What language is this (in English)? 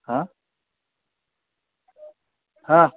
Marathi